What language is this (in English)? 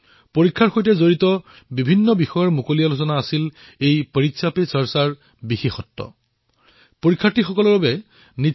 Assamese